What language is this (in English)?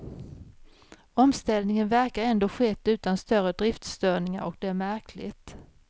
Swedish